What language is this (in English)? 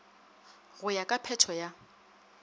Northern Sotho